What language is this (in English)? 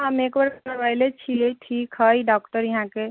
Maithili